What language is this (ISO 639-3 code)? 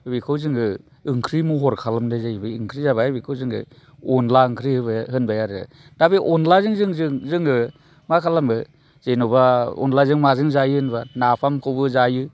brx